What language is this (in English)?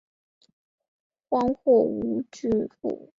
Chinese